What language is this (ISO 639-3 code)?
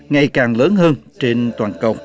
vie